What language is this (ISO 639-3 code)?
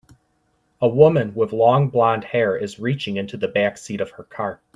eng